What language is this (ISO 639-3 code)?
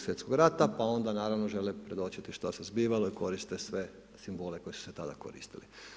hrv